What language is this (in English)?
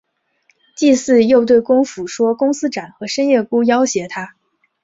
Chinese